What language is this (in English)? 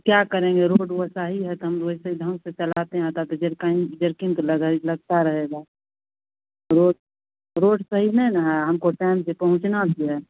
Hindi